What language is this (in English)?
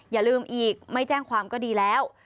Thai